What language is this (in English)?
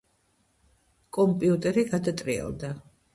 Georgian